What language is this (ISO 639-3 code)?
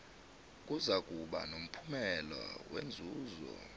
nbl